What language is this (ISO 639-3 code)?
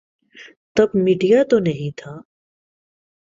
urd